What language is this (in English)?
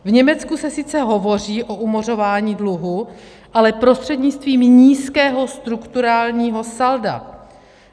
Czech